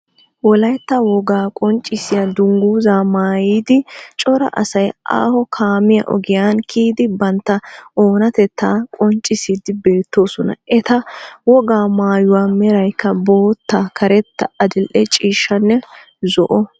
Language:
Wolaytta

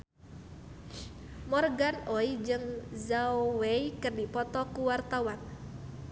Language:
Sundanese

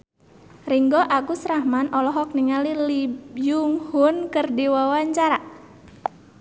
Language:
Sundanese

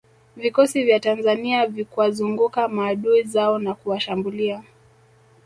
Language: Swahili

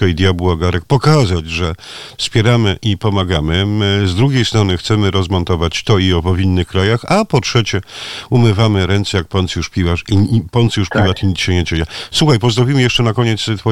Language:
Polish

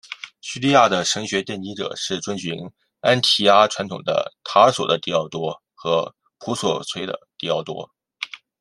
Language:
Chinese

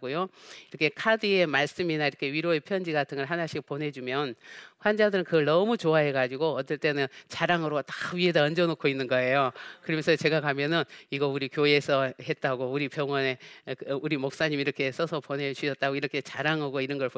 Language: Korean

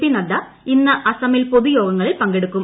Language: Malayalam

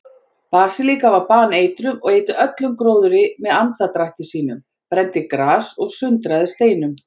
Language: Icelandic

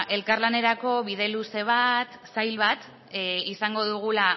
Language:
Basque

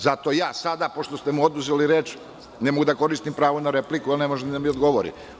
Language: Serbian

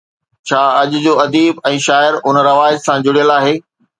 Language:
Sindhi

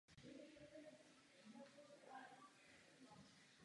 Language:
Czech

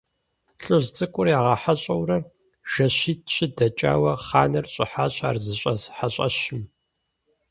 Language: Kabardian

